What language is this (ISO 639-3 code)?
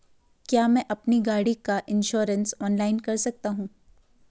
hin